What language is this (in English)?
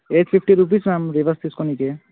Telugu